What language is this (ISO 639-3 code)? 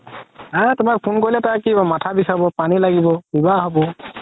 asm